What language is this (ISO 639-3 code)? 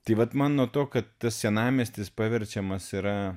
lit